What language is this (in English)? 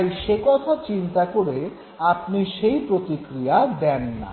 Bangla